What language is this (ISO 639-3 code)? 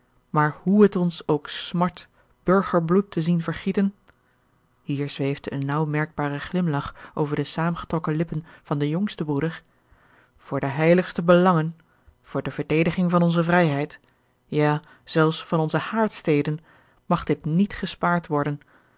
nld